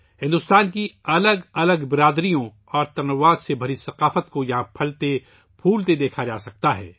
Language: Urdu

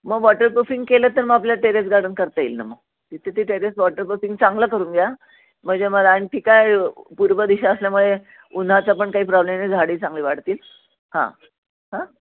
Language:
Marathi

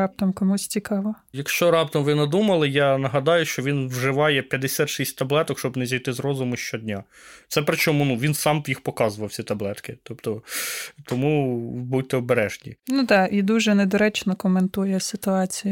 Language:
Ukrainian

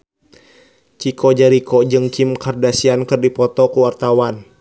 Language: Sundanese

